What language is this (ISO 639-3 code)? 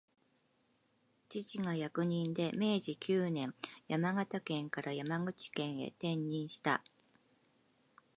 jpn